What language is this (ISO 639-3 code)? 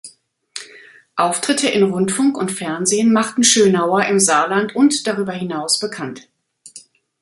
deu